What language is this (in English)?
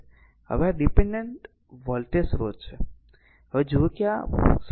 Gujarati